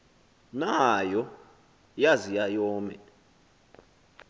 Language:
Xhosa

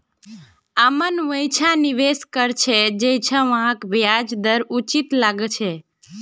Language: Magahi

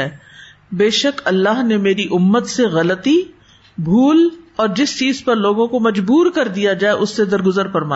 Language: Urdu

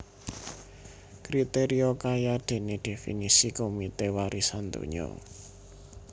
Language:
Javanese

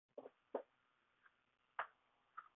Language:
Chinese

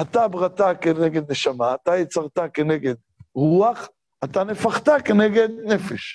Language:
Hebrew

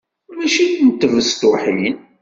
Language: Kabyle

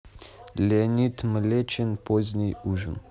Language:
Russian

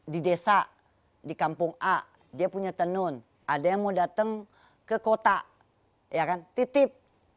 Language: Indonesian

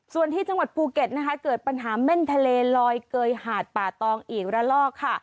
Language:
Thai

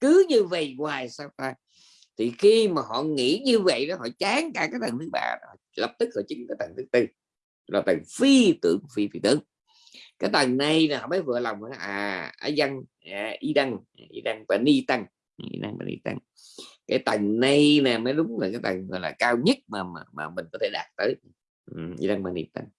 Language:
Vietnamese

